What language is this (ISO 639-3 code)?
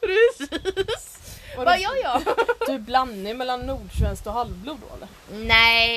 swe